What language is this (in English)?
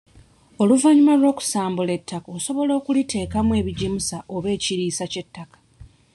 Ganda